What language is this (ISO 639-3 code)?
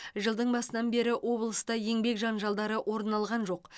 kaz